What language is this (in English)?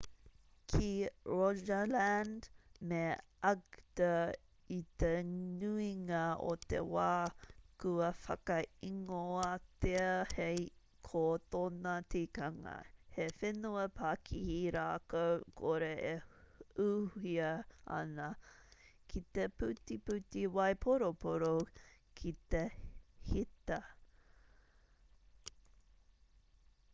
Māori